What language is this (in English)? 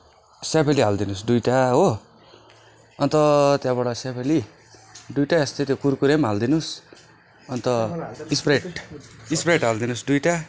Nepali